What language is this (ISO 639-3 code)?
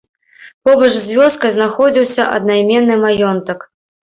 bel